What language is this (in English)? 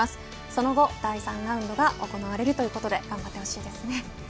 Japanese